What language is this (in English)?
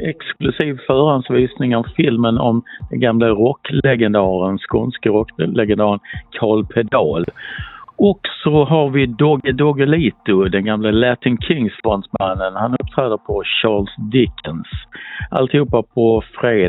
Swedish